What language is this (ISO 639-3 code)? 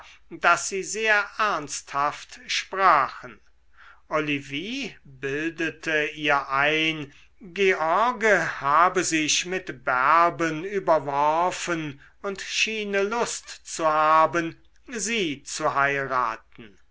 deu